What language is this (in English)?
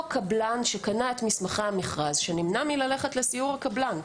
Hebrew